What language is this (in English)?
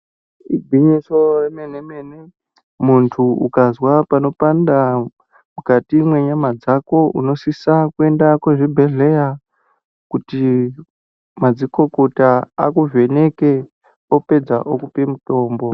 Ndau